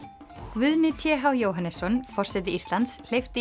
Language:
Icelandic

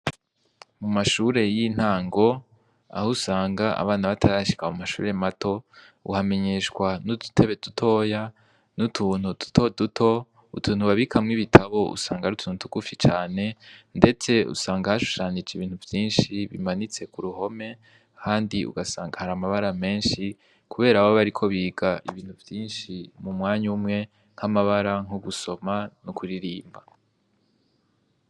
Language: Rundi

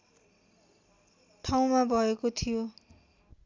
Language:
Nepali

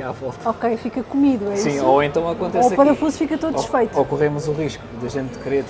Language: Portuguese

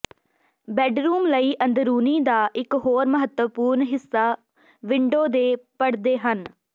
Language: Punjabi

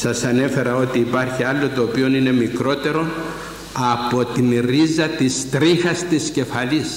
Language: Greek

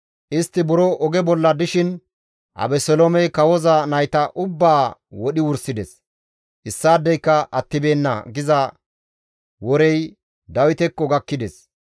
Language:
Gamo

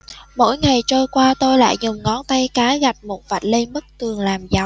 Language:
Vietnamese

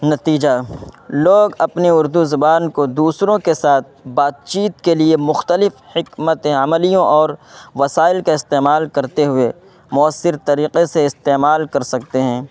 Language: Urdu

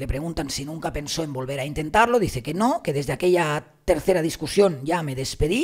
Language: Spanish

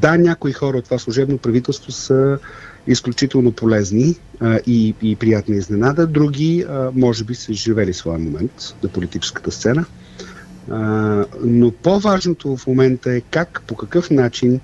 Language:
Bulgarian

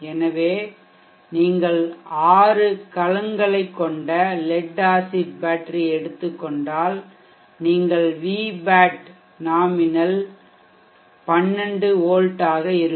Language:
Tamil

